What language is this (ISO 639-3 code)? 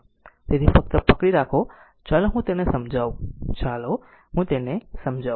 guj